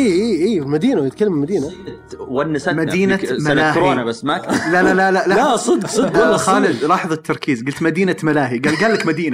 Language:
Arabic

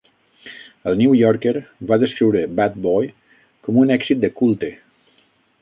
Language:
Catalan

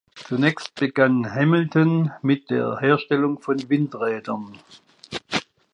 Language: German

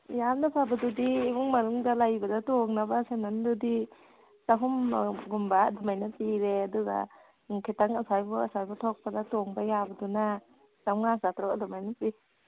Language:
Manipuri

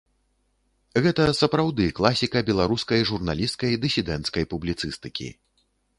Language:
Belarusian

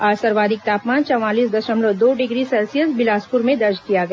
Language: Hindi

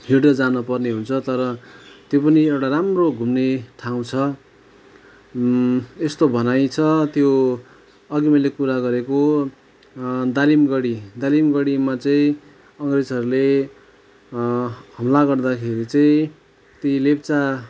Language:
Nepali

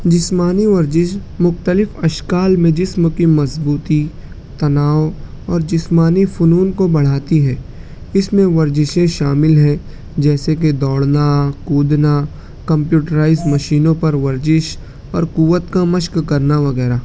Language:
Urdu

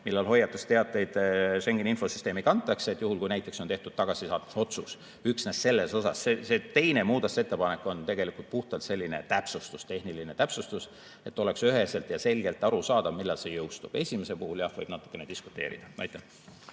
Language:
Estonian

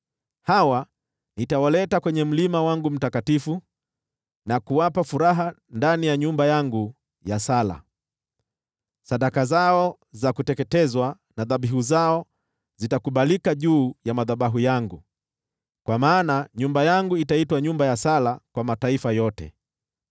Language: Swahili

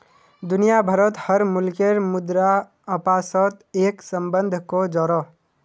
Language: Magahi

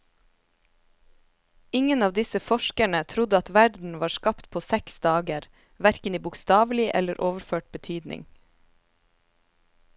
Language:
Norwegian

